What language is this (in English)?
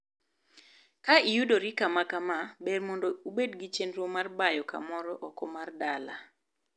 Luo (Kenya and Tanzania)